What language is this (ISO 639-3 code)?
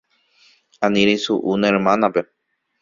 grn